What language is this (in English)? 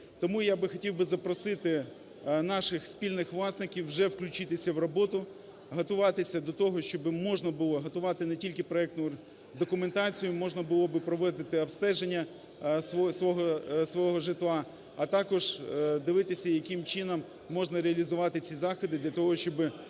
Ukrainian